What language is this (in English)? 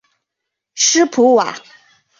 Chinese